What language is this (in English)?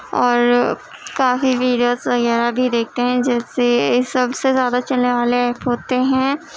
Urdu